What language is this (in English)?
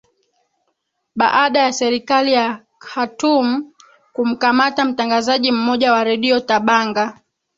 Swahili